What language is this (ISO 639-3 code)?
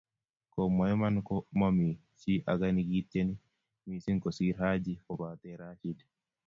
kln